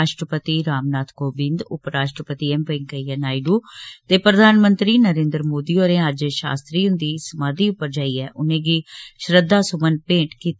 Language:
Dogri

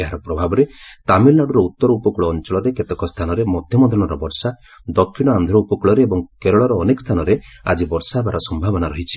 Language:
Odia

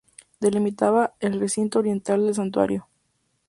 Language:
Spanish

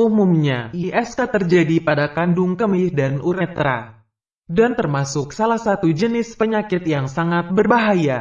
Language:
Indonesian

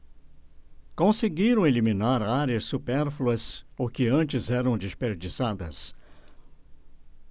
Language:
Portuguese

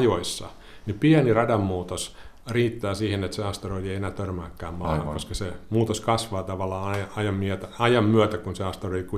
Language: Finnish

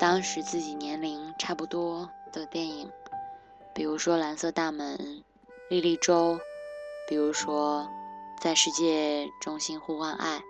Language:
Chinese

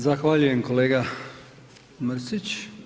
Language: Croatian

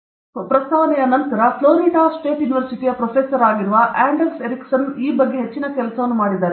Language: Kannada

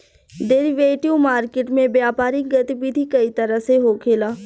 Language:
Bhojpuri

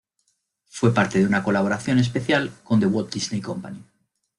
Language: Spanish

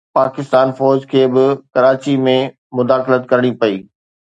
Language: Sindhi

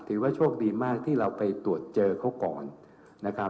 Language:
Thai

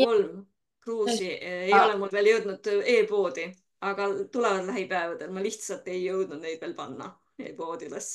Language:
Finnish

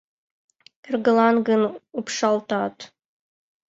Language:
Mari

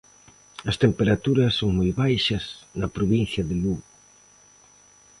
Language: Galician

